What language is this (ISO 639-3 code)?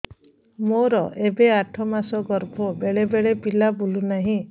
ori